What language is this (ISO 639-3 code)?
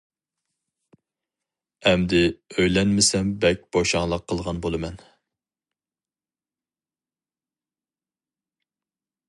uig